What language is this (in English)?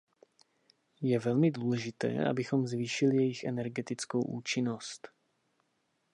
Czech